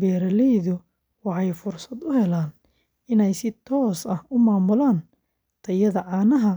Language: Somali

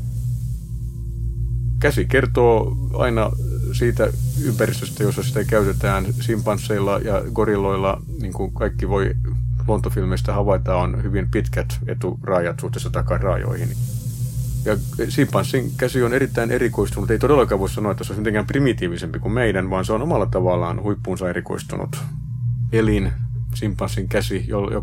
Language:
Finnish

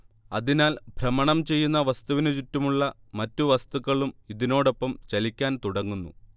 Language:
Malayalam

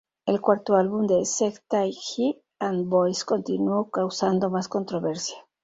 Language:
Spanish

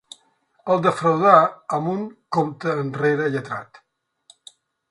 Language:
Catalan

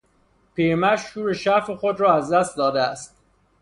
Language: Persian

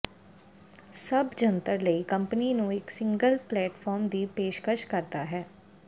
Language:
Punjabi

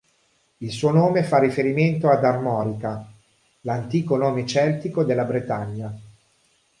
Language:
Italian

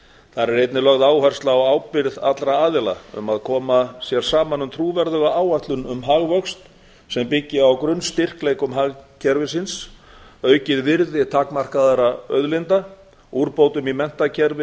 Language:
Icelandic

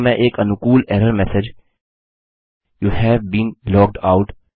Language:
Hindi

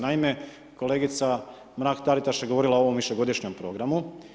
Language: Croatian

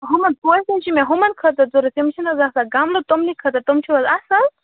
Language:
Kashmiri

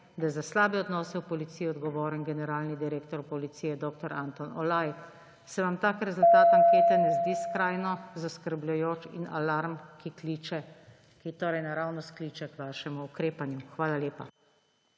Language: Slovenian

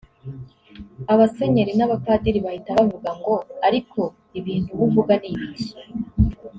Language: Kinyarwanda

